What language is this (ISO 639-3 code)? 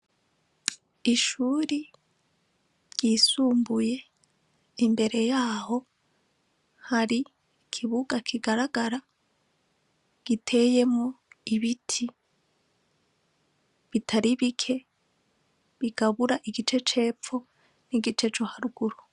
run